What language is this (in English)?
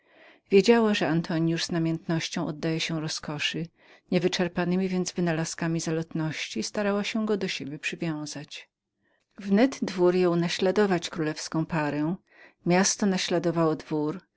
Polish